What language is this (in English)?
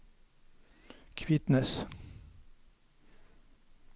Norwegian